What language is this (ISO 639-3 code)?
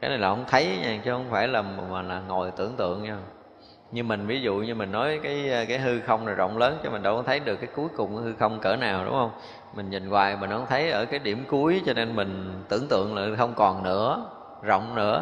vie